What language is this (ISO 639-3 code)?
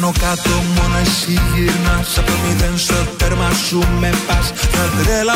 ell